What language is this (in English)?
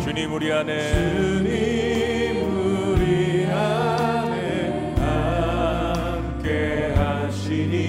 Korean